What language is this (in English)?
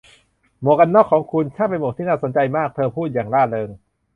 Thai